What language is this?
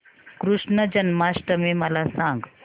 Marathi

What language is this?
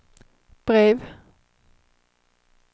Swedish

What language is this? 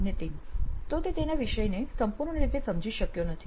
Gujarati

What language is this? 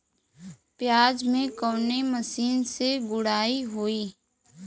Bhojpuri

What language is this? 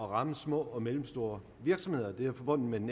Danish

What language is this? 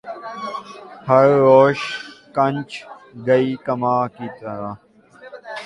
Urdu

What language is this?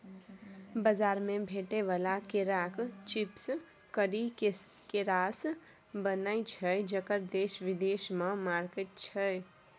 Maithili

